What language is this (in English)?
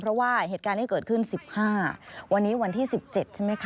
Thai